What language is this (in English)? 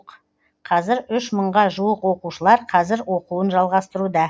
Kazakh